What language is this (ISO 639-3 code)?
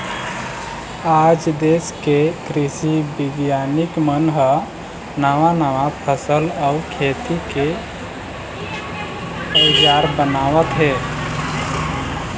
hne